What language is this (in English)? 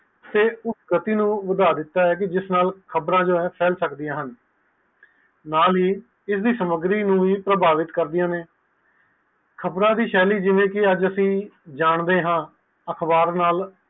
Punjabi